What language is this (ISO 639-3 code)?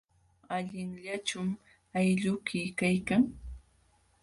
qxw